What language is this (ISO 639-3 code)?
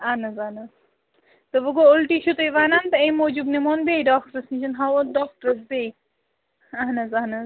kas